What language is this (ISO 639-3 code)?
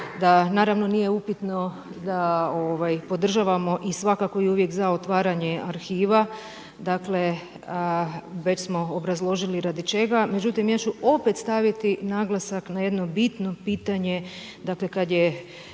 hrv